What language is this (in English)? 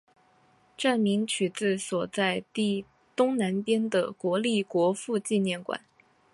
Chinese